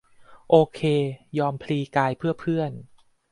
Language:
Thai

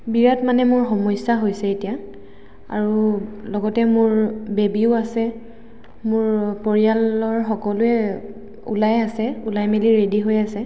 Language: Assamese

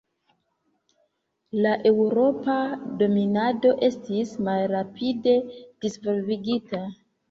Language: Esperanto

